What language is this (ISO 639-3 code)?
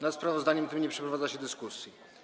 pol